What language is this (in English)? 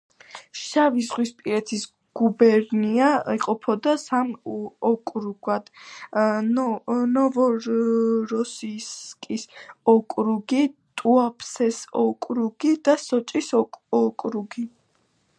Georgian